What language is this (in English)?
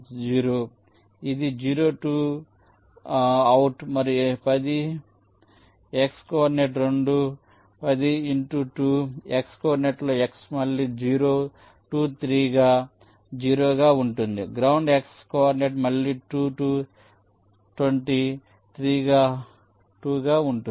Telugu